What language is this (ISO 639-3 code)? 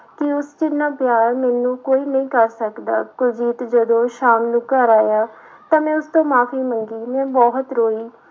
pan